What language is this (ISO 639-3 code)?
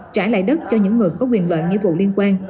vie